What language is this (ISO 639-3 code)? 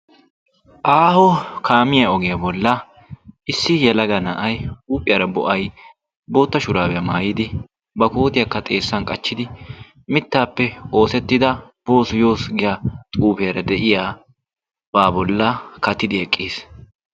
wal